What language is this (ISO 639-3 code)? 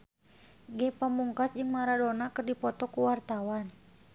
sun